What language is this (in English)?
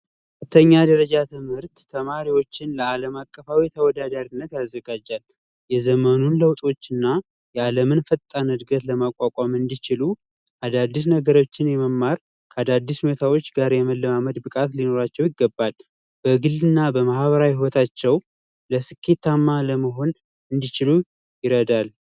Amharic